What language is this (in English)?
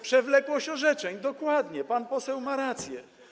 Polish